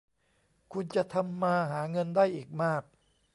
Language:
Thai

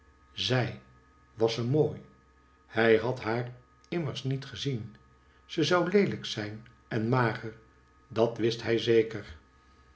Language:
Dutch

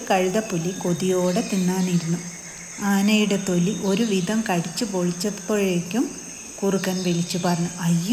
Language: Malayalam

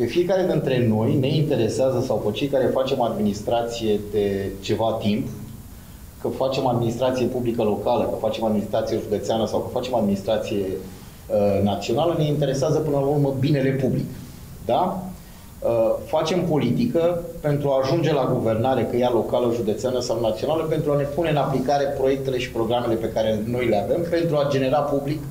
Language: Romanian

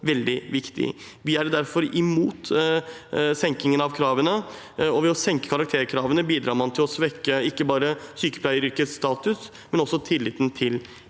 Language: Norwegian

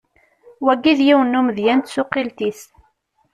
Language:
Kabyle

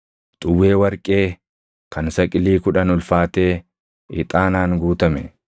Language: Oromo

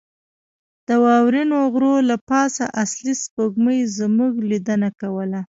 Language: Pashto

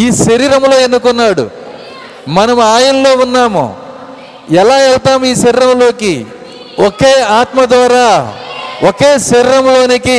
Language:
Telugu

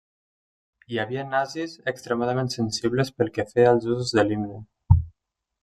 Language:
Catalan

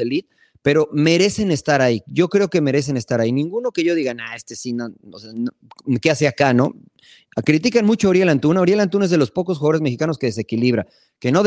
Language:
Spanish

